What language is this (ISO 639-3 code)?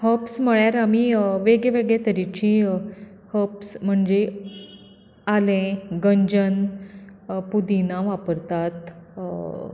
kok